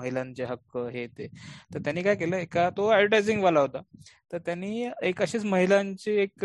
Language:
Marathi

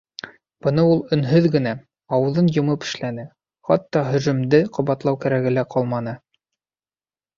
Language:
Bashkir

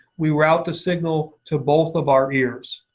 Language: English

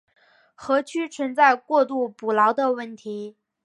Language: Chinese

